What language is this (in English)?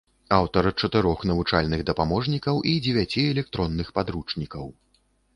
Belarusian